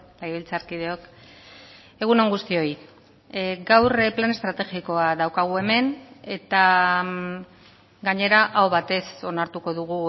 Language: Basque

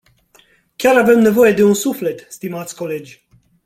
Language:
Romanian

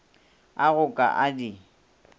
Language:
Northern Sotho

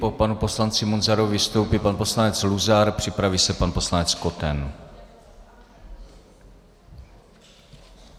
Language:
Czech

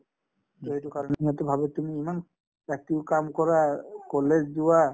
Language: Assamese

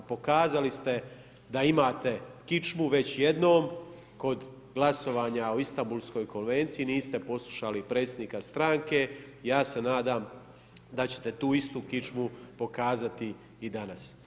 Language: Croatian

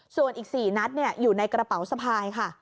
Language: Thai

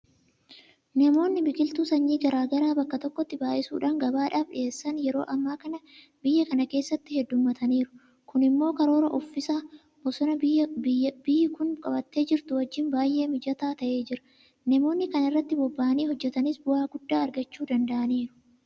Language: Oromo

